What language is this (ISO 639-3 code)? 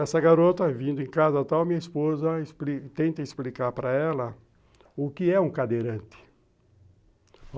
por